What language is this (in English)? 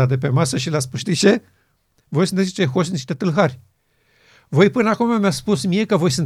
Romanian